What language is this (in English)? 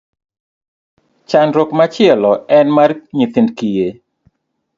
Luo (Kenya and Tanzania)